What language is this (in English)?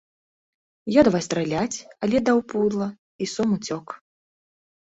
Belarusian